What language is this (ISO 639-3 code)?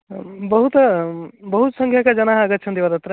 san